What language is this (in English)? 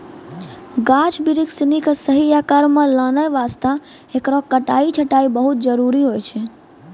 Maithili